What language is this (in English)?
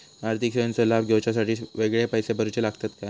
Marathi